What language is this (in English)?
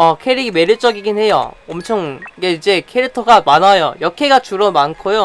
Korean